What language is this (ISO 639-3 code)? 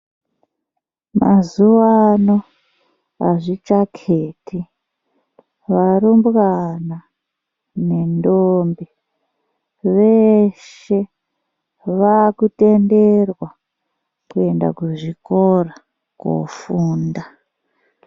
ndc